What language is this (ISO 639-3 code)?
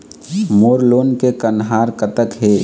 hne